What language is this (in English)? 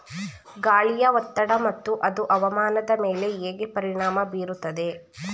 Kannada